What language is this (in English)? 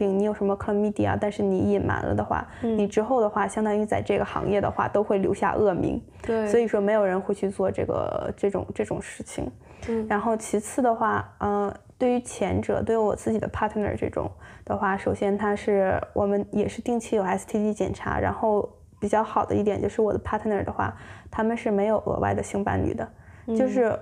Chinese